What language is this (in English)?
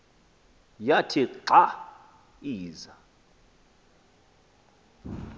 Xhosa